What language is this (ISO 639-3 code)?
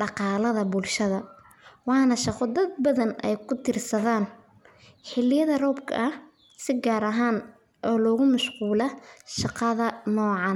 som